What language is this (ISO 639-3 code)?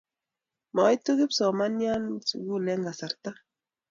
kln